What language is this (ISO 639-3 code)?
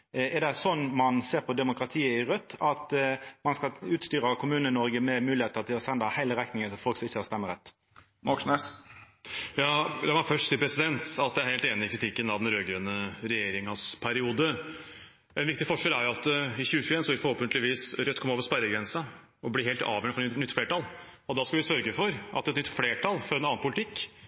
nor